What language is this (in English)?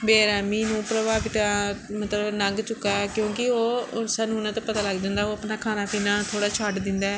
Punjabi